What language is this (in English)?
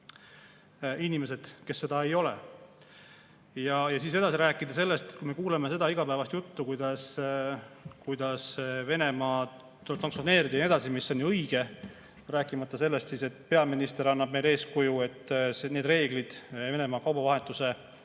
Estonian